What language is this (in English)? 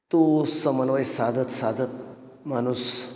Marathi